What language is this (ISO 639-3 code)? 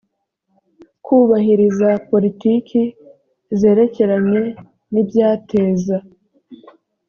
kin